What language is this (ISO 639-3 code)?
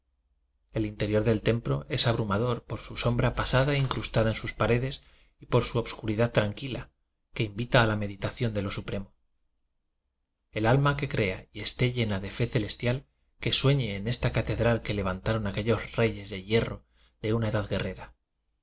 spa